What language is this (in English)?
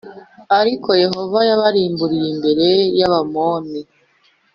Kinyarwanda